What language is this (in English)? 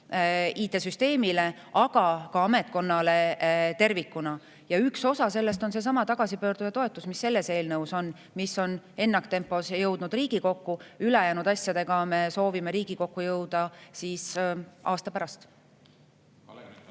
Estonian